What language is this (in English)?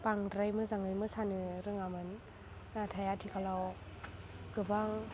Bodo